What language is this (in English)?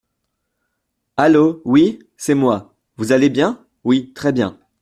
French